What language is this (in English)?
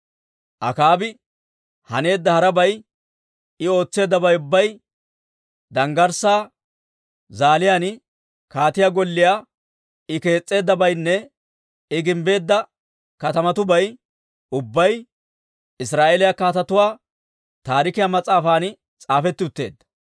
Dawro